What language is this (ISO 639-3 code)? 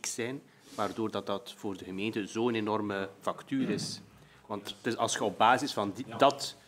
nld